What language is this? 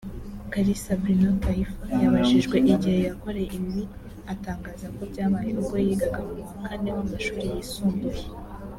Kinyarwanda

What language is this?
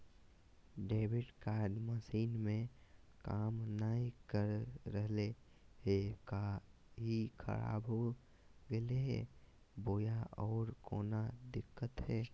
Magahi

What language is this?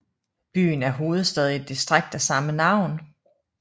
Danish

